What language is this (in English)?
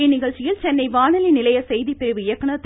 Tamil